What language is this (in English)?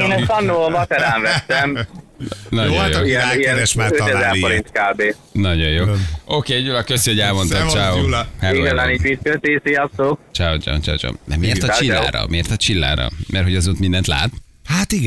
Hungarian